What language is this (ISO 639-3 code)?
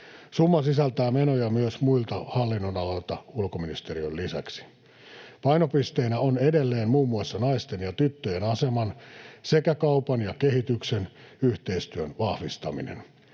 fin